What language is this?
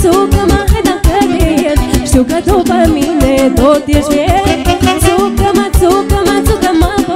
Romanian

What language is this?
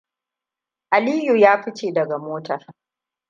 Hausa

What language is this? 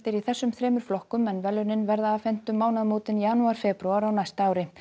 Icelandic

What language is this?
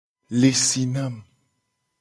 Gen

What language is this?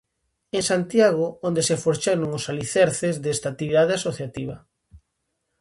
Galician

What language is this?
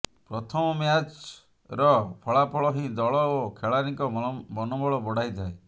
Odia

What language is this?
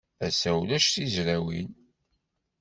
Kabyle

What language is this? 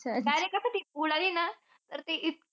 Marathi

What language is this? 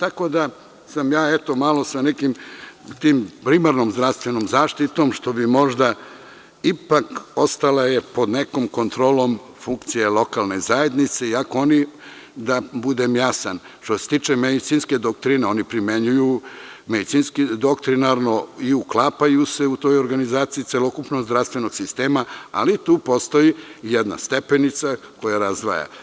Serbian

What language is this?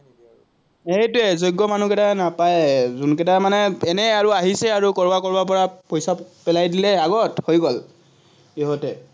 Assamese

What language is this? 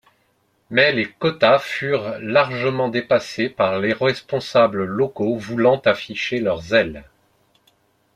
French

